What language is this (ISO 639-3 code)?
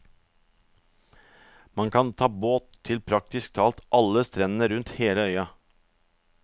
nor